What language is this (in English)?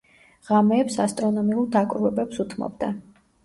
Georgian